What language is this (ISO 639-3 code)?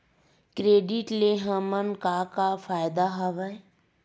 hne